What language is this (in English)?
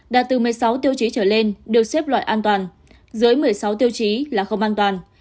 Vietnamese